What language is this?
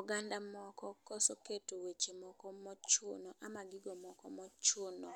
Luo (Kenya and Tanzania)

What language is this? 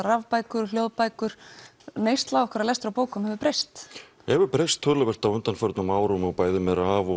Icelandic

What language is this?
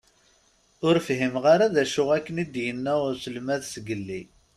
Kabyle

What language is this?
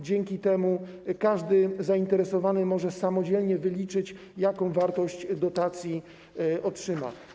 Polish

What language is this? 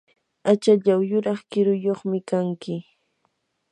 Yanahuanca Pasco Quechua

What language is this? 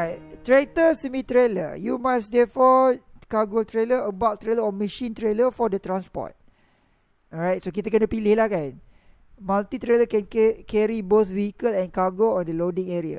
Malay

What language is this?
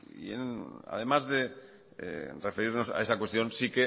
Spanish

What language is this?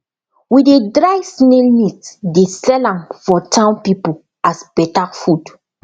Nigerian Pidgin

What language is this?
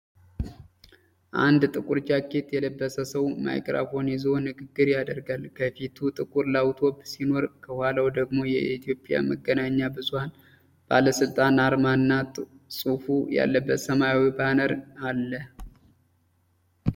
Amharic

